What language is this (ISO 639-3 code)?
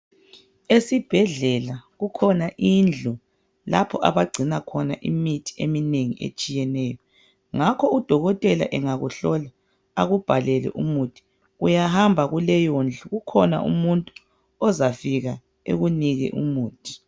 nde